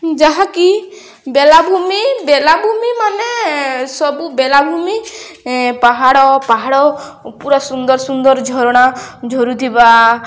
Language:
Odia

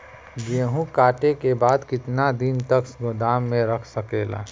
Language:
Bhojpuri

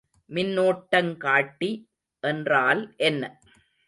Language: Tamil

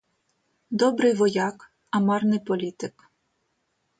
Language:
Ukrainian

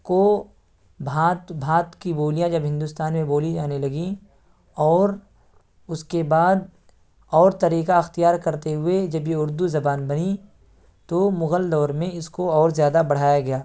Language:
Urdu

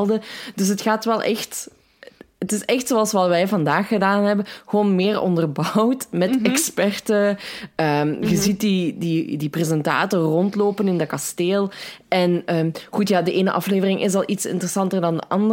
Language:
Dutch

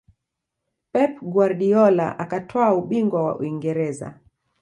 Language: Swahili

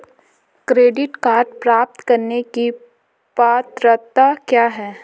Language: Hindi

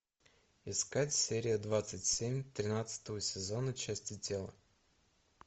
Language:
Russian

